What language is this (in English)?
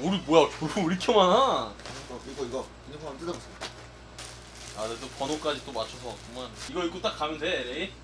Korean